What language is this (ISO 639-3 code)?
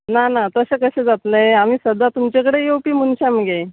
kok